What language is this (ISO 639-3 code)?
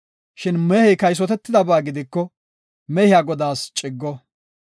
gof